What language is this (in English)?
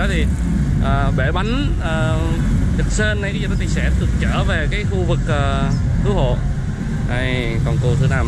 Vietnamese